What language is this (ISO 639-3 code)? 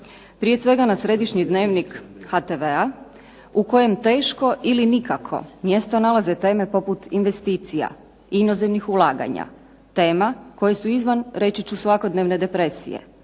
hrv